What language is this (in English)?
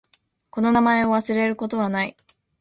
Japanese